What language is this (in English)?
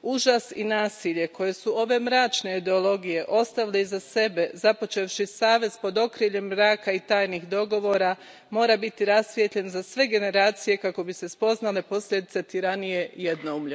Croatian